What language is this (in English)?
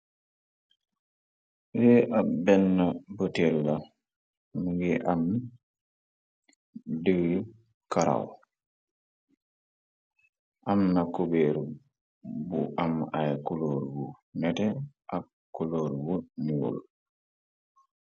Wolof